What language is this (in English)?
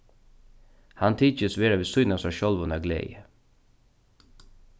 Faroese